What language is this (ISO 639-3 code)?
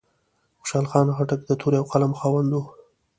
pus